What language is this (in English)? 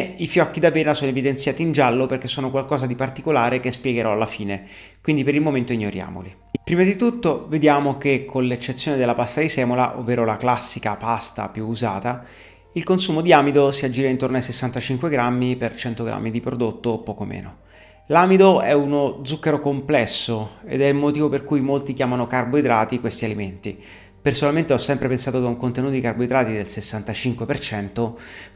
Italian